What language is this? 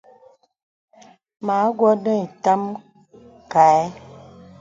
Bebele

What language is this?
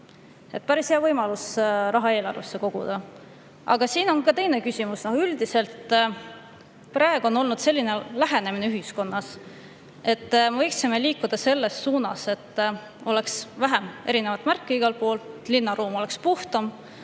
Estonian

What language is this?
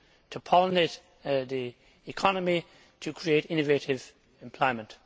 English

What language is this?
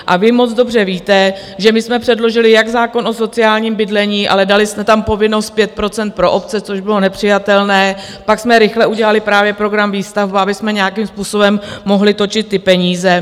Czech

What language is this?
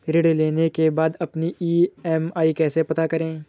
Hindi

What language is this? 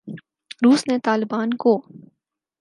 Urdu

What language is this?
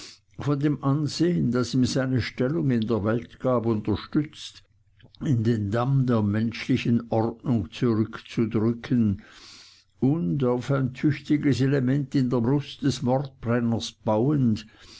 German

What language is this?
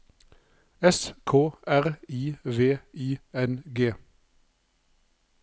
Norwegian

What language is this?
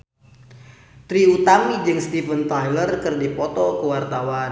Sundanese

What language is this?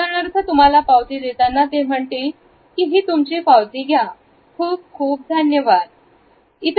Marathi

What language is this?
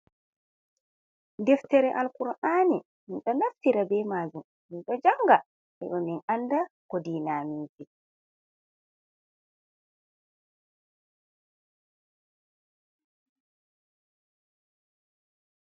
Fula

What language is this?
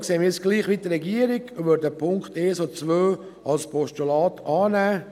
Swiss German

